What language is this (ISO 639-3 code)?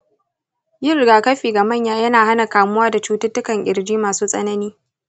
hau